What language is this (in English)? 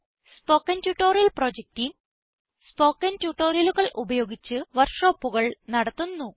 Malayalam